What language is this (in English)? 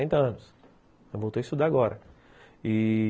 Portuguese